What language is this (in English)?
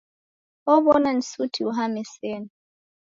Taita